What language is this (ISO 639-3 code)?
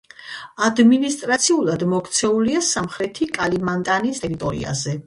kat